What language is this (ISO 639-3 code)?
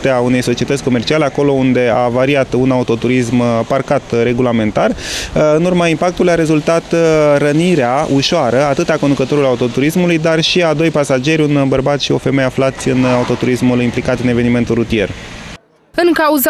ron